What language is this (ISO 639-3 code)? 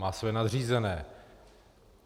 ces